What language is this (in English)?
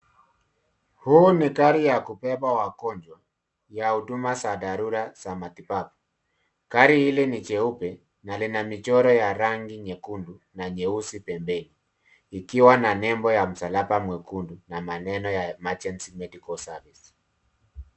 Swahili